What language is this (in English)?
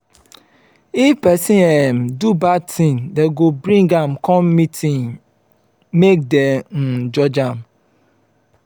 Nigerian Pidgin